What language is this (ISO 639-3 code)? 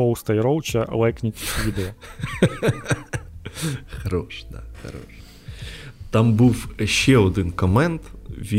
ukr